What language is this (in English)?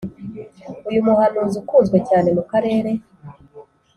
Kinyarwanda